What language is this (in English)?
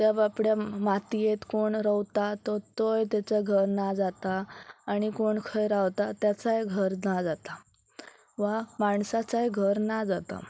Konkani